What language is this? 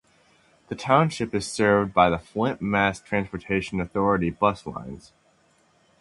English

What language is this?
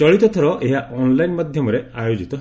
Odia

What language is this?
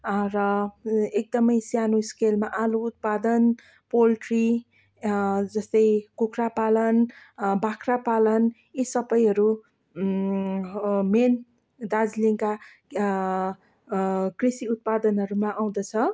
Nepali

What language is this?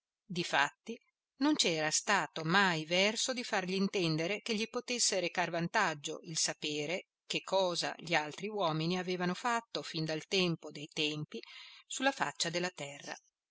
Italian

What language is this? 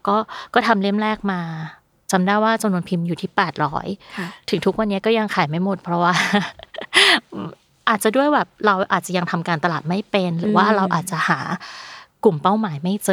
Thai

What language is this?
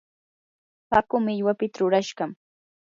Yanahuanca Pasco Quechua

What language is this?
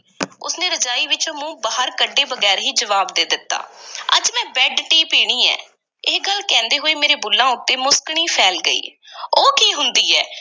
Punjabi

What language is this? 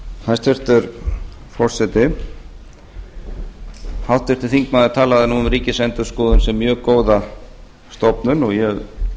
Icelandic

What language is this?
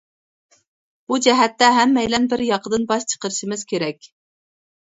Uyghur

